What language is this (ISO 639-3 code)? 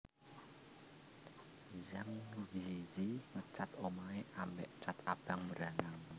jav